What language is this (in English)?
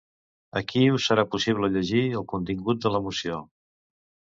Catalan